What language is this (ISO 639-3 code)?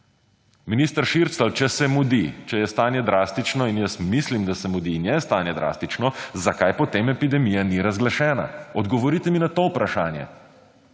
slv